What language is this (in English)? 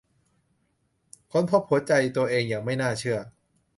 Thai